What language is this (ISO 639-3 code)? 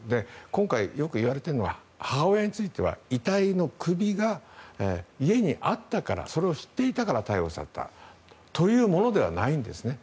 jpn